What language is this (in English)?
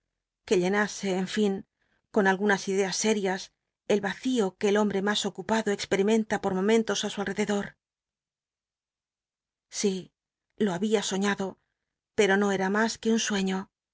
Spanish